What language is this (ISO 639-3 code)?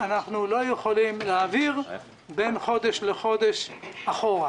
heb